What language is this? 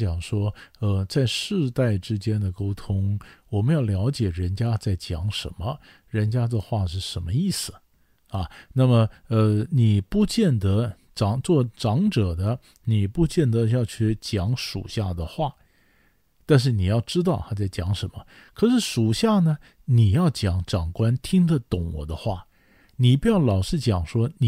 Chinese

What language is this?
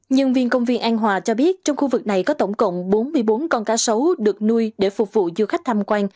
Vietnamese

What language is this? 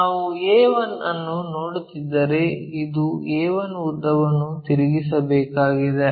Kannada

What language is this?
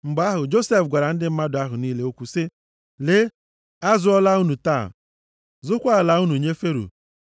Igbo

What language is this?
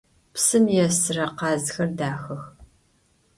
Adyghe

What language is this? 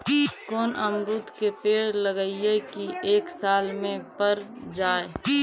Magahi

